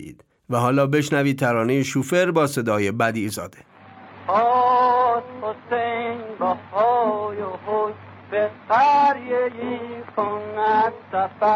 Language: Persian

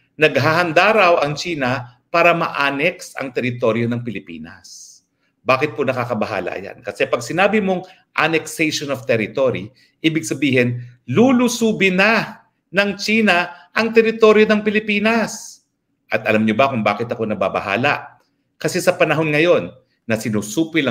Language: Filipino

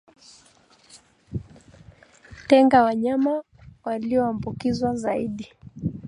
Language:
Swahili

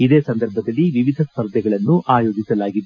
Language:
Kannada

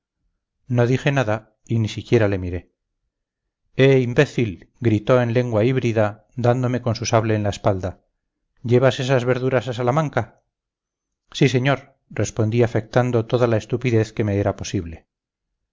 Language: Spanish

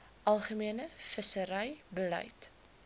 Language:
Afrikaans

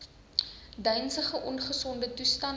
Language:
Afrikaans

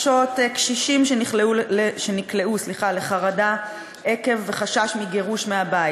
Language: Hebrew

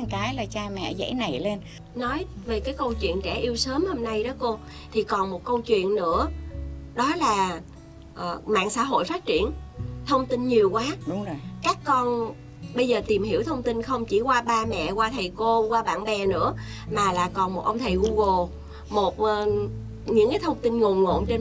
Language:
Vietnamese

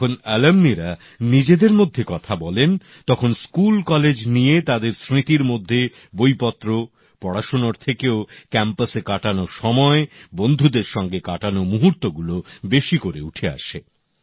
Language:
Bangla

